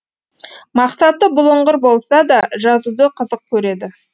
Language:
Kazakh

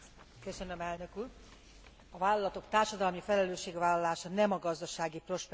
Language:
Hungarian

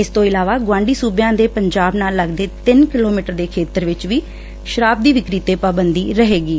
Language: Punjabi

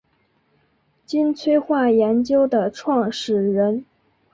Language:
Chinese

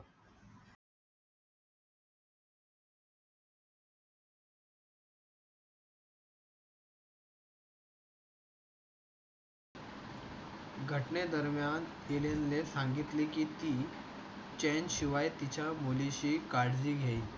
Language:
Marathi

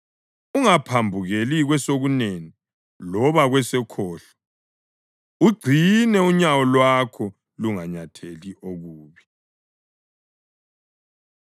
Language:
North Ndebele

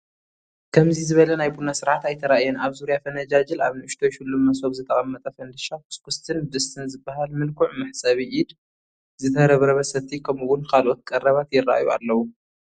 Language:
Tigrinya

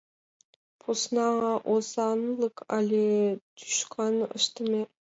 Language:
Mari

